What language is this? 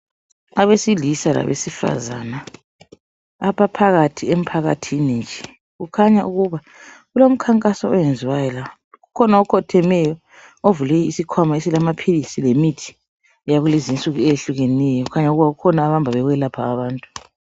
North Ndebele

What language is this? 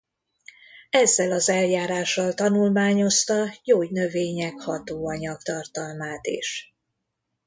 Hungarian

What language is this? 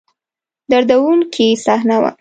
Pashto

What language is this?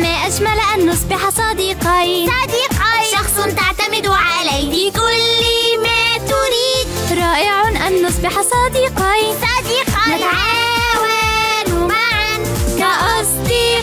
Arabic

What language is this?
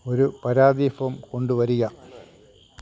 Malayalam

